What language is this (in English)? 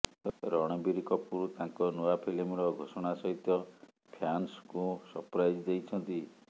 Odia